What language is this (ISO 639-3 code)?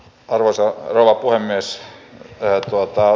fin